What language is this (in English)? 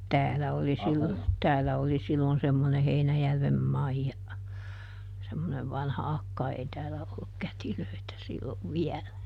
Finnish